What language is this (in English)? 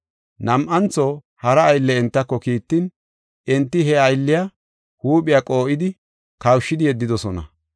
Gofa